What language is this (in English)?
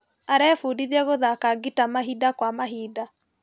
Kikuyu